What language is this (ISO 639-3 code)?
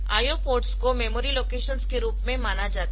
hin